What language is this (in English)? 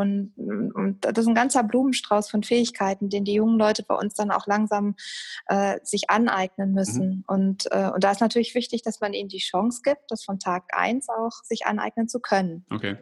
German